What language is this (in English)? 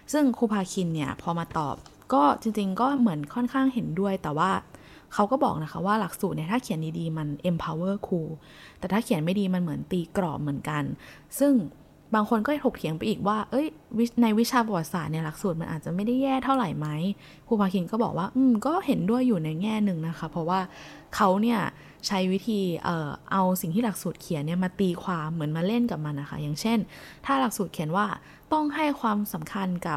Thai